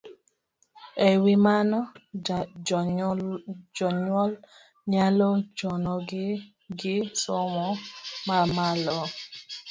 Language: Luo (Kenya and Tanzania)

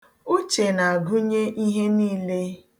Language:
Igbo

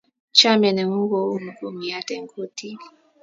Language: Kalenjin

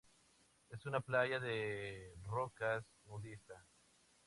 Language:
Spanish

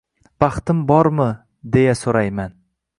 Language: Uzbek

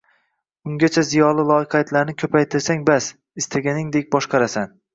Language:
Uzbek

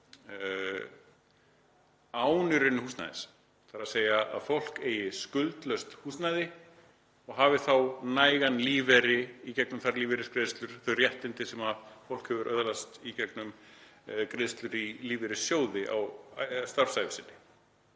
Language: Icelandic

